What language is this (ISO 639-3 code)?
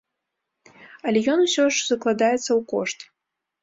bel